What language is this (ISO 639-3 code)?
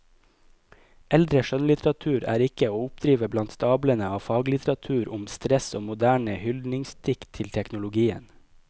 nor